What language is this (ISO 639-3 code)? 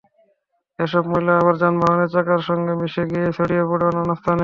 ben